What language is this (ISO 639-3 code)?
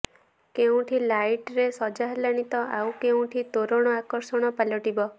ori